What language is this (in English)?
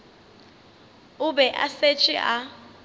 Northern Sotho